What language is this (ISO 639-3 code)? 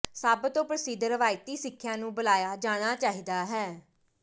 pan